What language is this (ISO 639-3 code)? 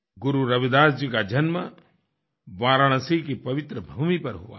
hin